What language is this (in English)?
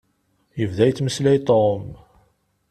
Kabyle